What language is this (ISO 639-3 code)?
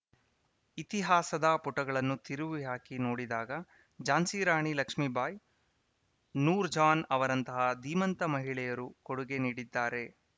kan